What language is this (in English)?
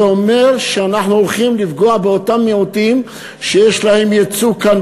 Hebrew